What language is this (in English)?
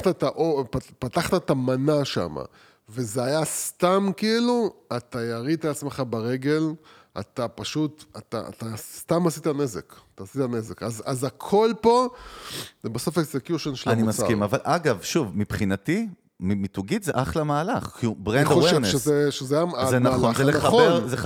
Hebrew